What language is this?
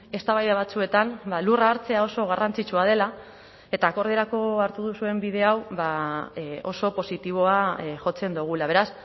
Basque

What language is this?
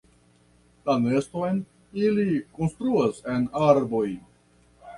Esperanto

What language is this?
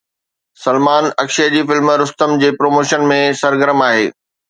Sindhi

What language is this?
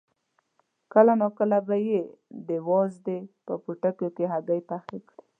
Pashto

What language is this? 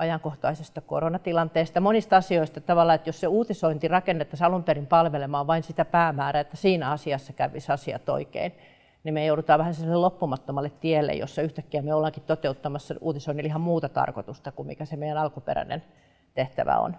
Finnish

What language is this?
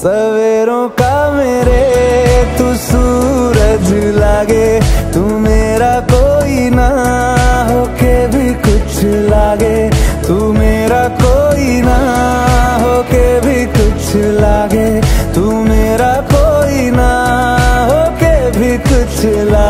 Arabic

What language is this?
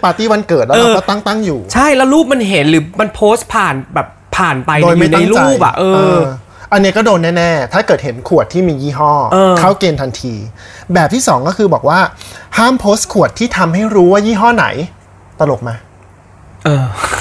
Thai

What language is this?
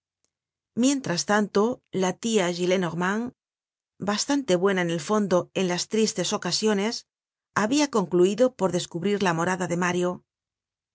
Spanish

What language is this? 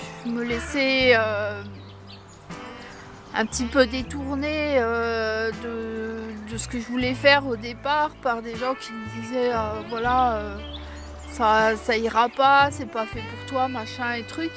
French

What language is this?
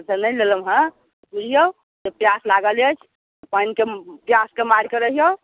Maithili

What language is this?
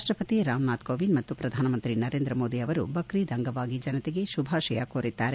Kannada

